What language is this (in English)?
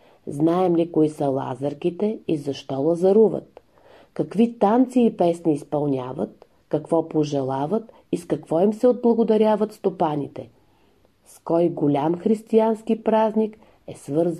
Bulgarian